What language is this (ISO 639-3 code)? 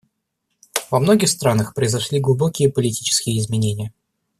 rus